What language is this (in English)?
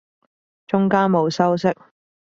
Cantonese